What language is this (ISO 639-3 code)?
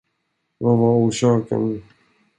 swe